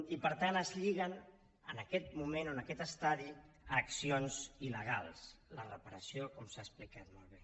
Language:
Catalan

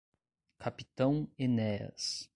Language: Portuguese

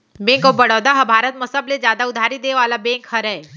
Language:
Chhattisgarhi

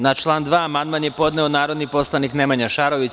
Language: Serbian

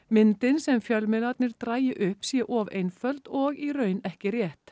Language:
Icelandic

